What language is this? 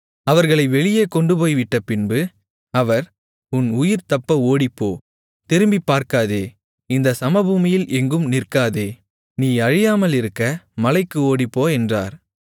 Tamil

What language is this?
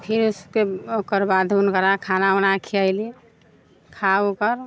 Maithili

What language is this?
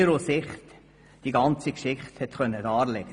Swiss German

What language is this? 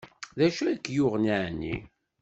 Kabyle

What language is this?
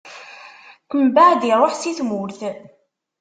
Kabyle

